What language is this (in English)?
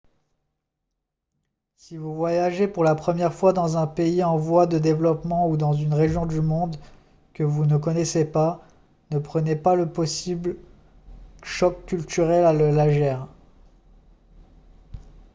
French